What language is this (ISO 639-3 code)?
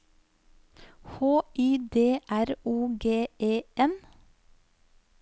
nor